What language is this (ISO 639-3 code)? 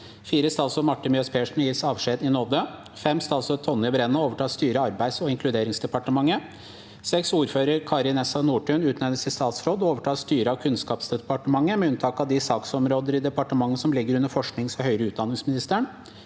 nor